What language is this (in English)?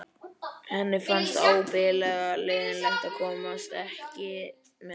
Icelandic